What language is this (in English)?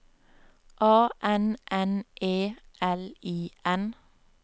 Norwegian